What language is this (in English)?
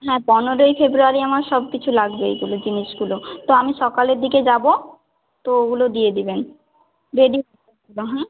Bangla